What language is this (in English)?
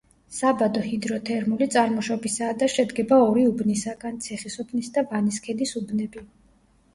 Georgian